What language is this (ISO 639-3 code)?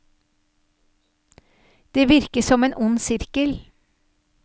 nor